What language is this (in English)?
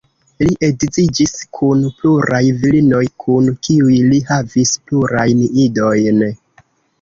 Esperanto